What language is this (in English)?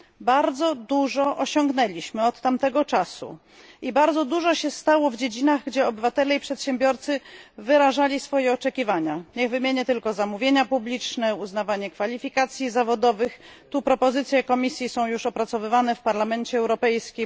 Polish